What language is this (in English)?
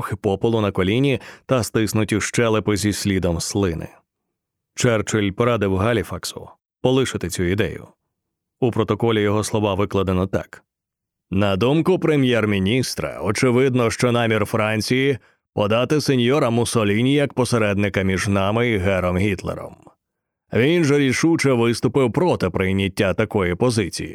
Ukrainian